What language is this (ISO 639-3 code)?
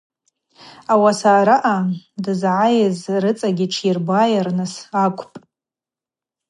abq